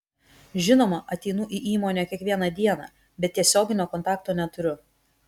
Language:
Lithuanian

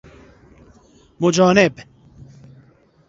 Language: Persian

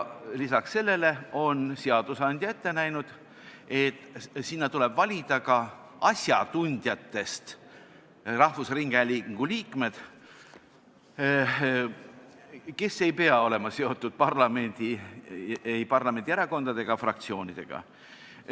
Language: Estonian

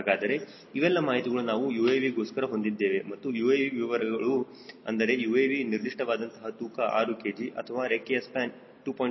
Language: Kannada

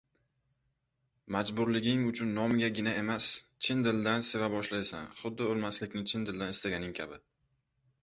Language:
Uzbek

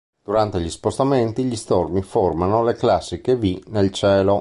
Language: Italian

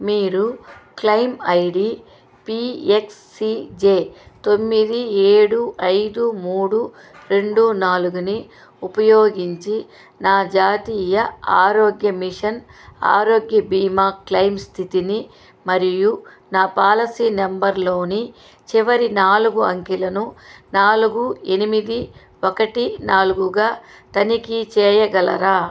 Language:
Telugu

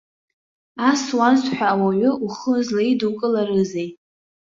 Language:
Abkhazian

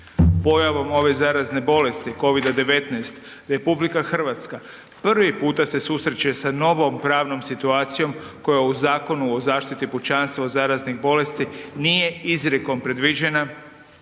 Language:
Croatian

